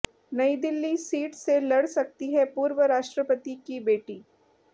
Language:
Hindi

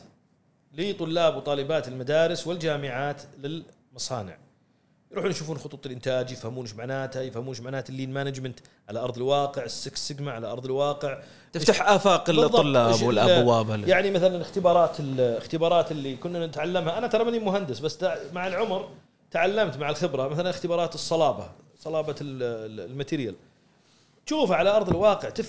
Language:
Arabic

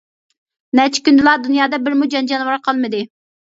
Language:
Uyghur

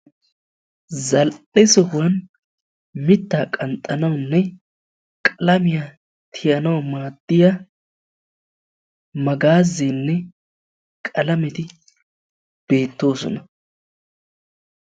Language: Wolaytta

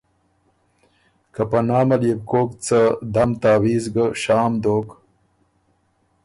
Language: Ormuri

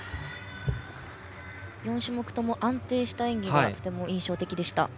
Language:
Japanese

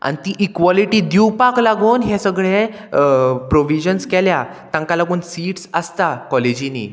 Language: Konkani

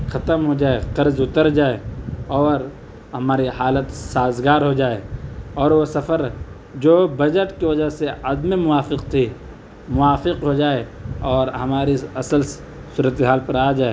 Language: Urdu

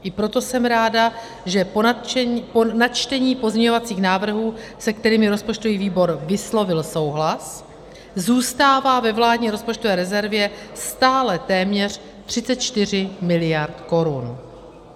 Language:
Czech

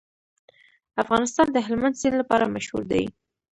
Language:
Pashto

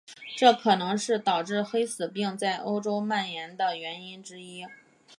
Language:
Chinese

